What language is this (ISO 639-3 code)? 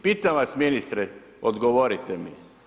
hrv